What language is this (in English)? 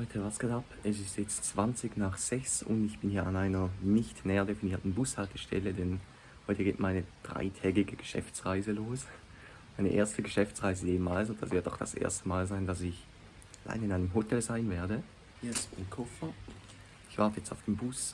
German